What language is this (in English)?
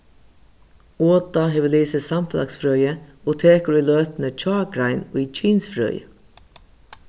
Faroese